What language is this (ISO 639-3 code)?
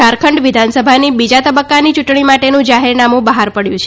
guj